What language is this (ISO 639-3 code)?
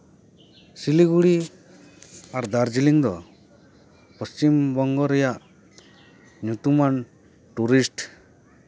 sat